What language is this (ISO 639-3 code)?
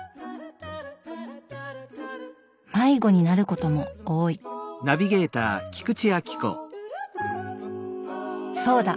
jpn